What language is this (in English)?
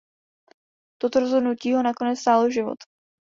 Czech